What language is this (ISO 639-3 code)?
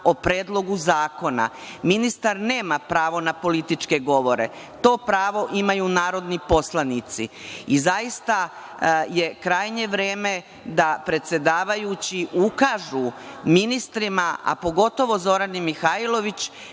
srp